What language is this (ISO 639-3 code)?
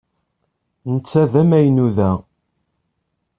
kab